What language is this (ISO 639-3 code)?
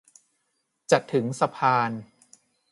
tha